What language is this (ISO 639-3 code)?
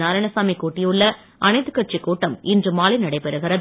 tam